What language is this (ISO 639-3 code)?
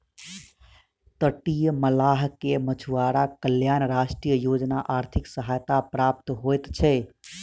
mai